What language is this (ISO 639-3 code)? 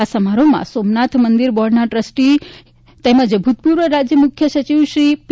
guj